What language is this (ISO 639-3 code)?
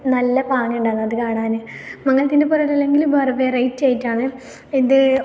mal